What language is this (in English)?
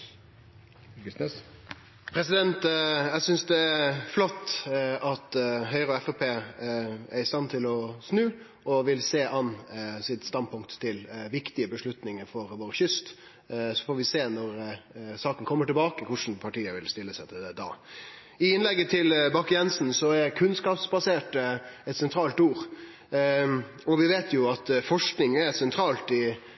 Norwegian